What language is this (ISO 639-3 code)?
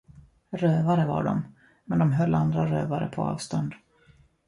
swe